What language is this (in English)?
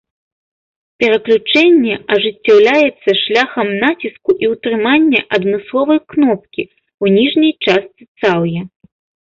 Belarusian